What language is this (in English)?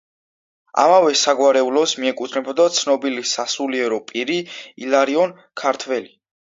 Georgian